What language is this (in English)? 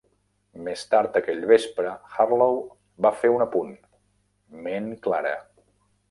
Catalan